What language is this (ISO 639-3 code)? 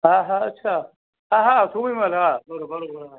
snd